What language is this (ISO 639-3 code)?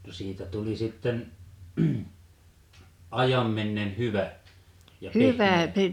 fin